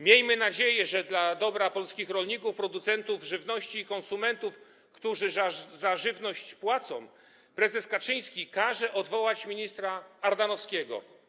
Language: Polish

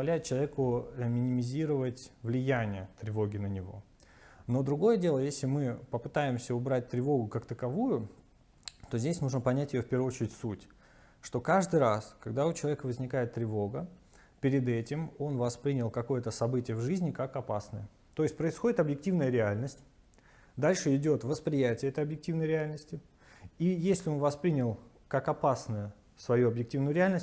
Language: Russian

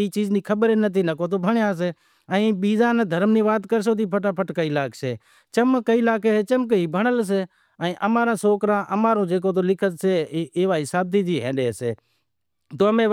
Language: Wadiyara Koli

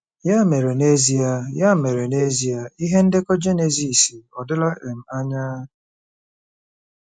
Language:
Igbo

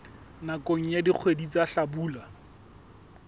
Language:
Southern Sotho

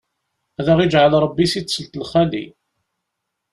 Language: Kabyle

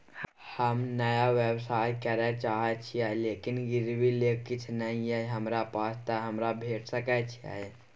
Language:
Maithili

